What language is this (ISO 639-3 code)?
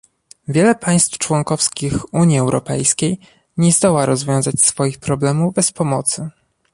pol